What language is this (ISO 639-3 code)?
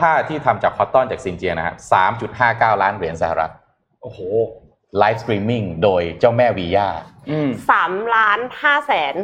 tha